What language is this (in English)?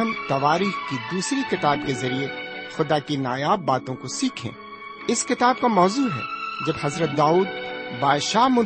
Urdu